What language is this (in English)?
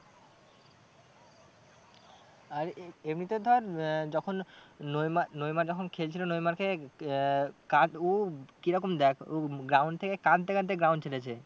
Bangla